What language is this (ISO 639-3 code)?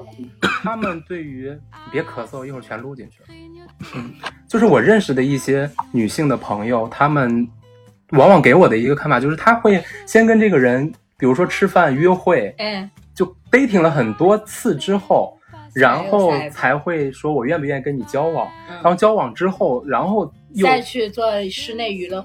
zho